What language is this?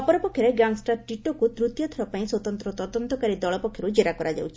Odia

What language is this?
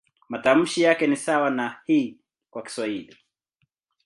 Swahili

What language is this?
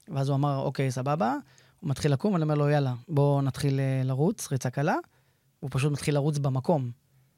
Hebrew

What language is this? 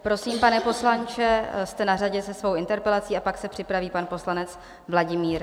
Czech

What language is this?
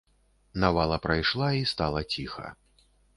Belarusian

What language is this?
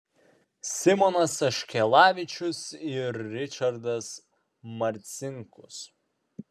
Lithuanian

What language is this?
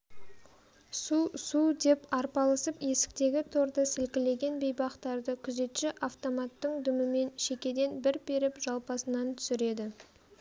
Kazakh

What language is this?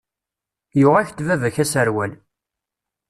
Kabyle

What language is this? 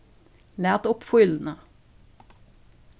Faroese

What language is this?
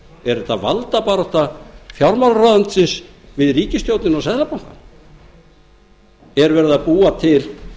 Icelandic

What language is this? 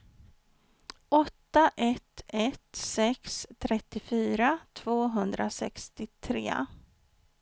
Swedish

